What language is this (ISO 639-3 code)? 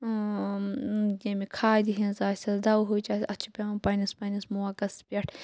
kas